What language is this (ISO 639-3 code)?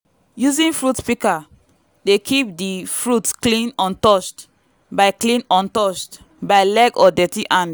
pcm